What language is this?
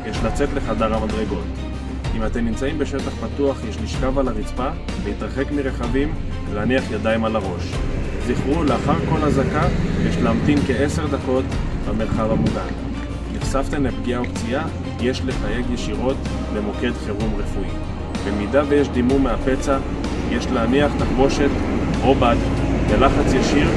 Hebrew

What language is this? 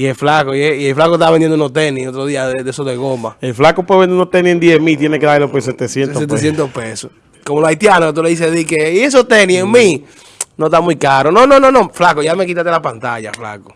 Spanish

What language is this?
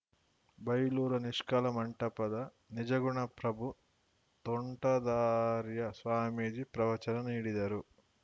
Kannada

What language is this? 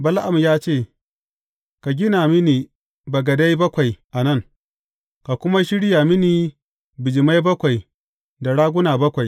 Hausa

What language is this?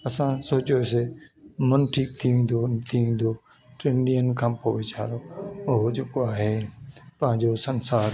Sindhi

